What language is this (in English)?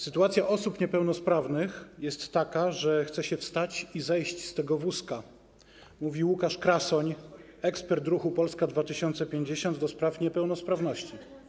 Polish